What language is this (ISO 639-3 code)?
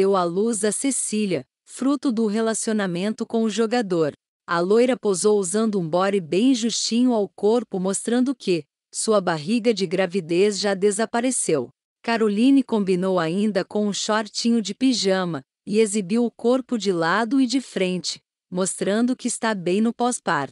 por